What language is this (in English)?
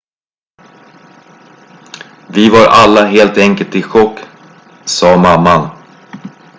Swedish